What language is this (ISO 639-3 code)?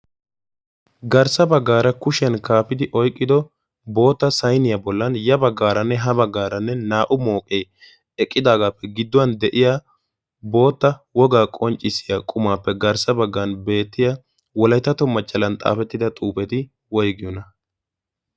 wal